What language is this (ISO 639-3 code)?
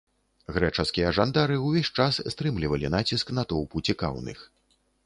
bel